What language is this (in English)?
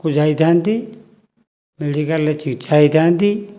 Odia